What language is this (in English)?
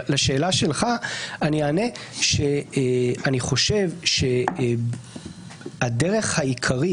Hebrew